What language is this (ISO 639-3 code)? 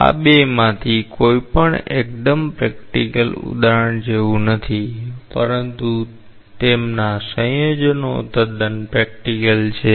guj